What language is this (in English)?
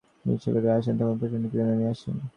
Bangla